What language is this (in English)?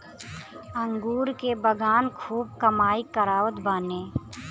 Bhojpuri